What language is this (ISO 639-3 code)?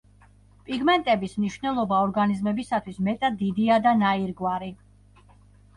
kat